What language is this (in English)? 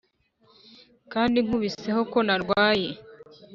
Kinyarwanda